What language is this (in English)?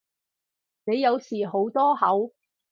Cantonese